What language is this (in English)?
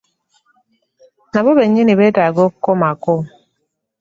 Ganda